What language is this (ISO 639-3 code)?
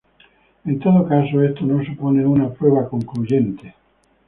spa